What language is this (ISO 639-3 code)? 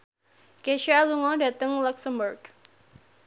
jav